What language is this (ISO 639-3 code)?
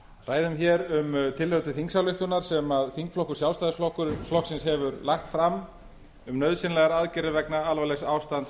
isl